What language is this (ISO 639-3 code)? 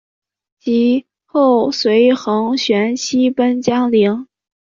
zho